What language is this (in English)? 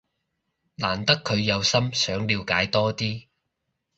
Cantonese